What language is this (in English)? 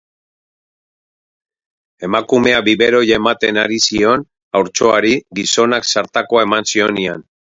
Basque